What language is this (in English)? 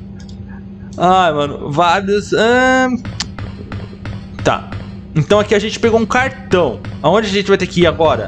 Portuguese